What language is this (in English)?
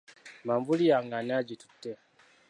Ganda